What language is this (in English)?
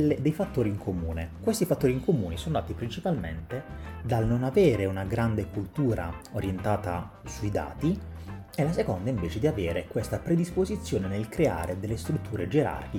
Italian